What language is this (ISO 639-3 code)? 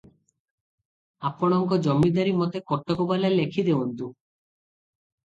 ori